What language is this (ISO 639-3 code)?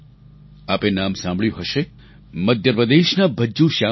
guj